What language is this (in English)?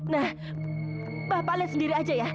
Indonesian